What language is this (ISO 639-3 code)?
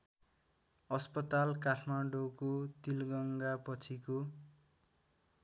nep